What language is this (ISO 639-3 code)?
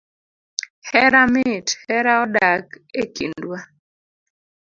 luo